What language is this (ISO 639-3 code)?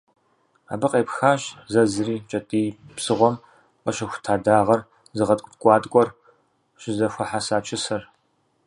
kbd